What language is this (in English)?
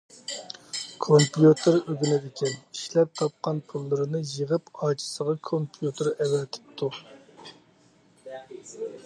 Uyghur